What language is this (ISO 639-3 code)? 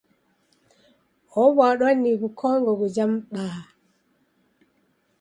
dav